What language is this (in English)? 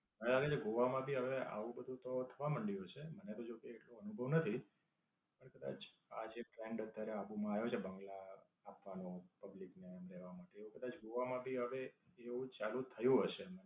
Gujarati